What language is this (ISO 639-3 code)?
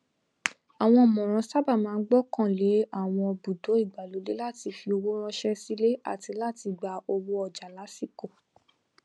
yor